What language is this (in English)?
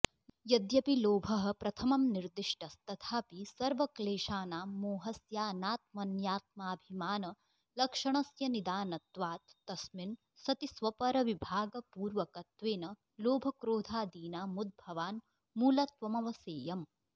Sanskrit